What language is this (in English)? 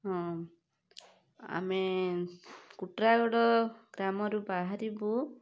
Odia